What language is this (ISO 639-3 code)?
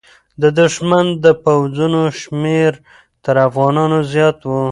pus